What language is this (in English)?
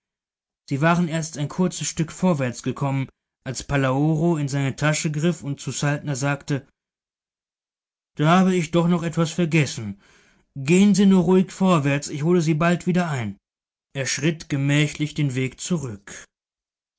German